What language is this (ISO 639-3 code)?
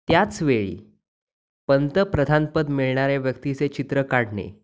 mar